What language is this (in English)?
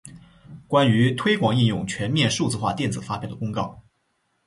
Chinese